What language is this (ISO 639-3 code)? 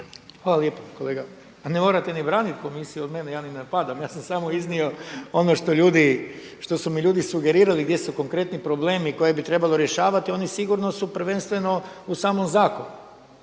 hrv